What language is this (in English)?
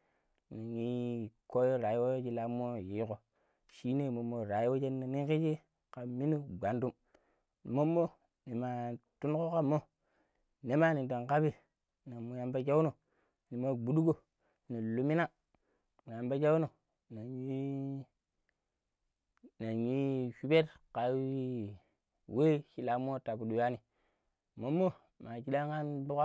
Pero